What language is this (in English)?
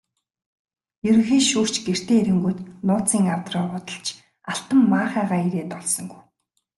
Mongolian